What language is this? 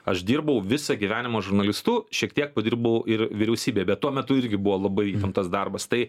Lithuanian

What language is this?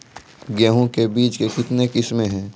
Maithili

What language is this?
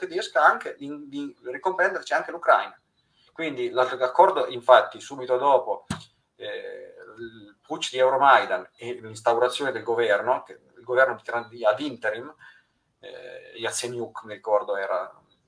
Italian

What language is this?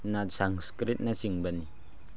Manipuri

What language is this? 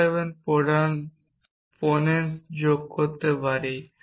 Bangla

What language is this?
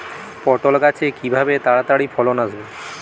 Bangla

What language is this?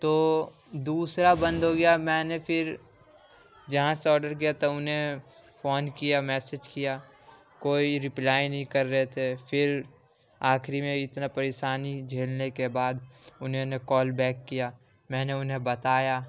Urdu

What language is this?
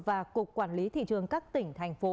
Vietnamese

